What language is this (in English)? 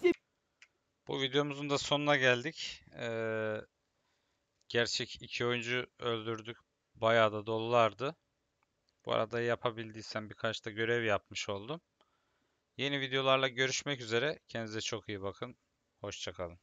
Turkish